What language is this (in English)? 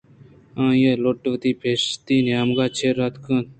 Eastern Balochi